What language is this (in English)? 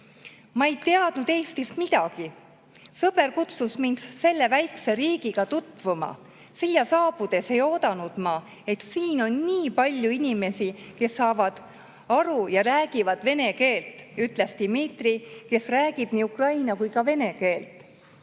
Estonian